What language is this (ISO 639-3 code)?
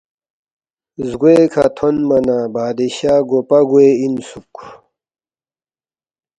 bft